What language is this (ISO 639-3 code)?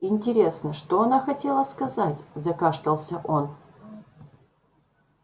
rus